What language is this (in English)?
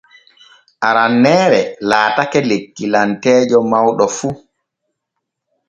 Borgu Fulfulde